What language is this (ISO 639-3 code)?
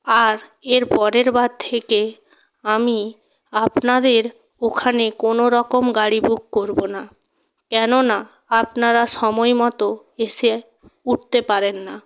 ben